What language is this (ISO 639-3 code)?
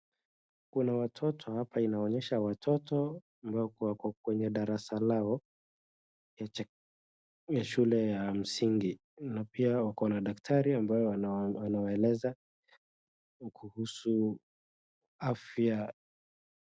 swa